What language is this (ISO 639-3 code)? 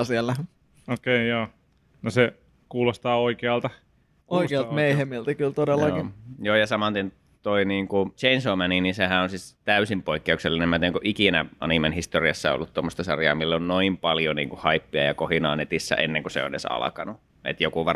fin